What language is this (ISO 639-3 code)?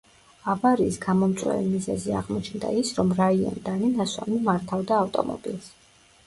kat